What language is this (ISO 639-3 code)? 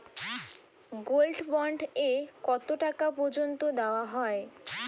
ben